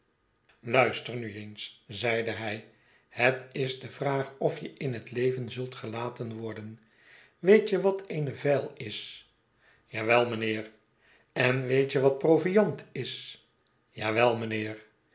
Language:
Dutch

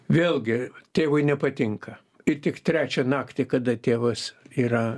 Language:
Lithuanian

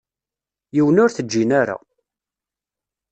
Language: Kabyle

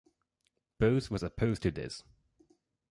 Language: English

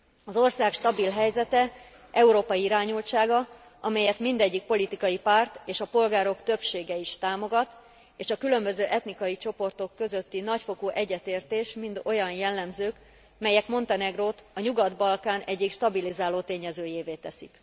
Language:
Hungarian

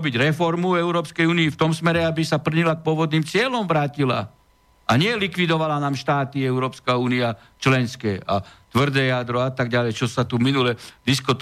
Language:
Slovak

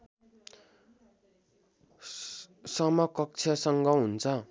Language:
Nepali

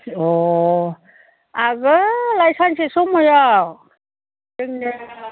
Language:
Bodo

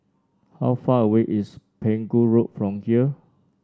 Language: English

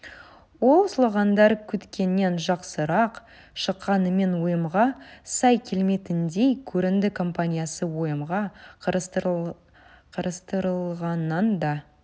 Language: Kazakh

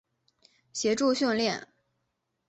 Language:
Chinese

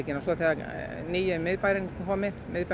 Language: Icelandic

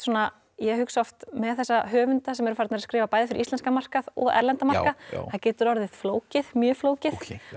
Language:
Icelandic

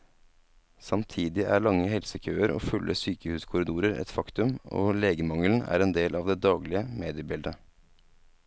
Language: Norwegian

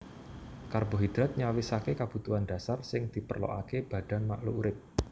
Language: Javanese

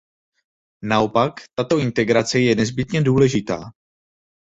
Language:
Czech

